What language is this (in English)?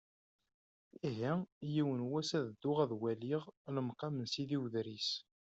Kabyle